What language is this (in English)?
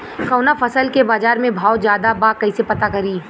Bhojpuri